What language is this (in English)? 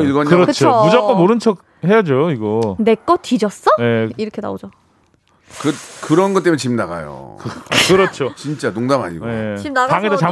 Korean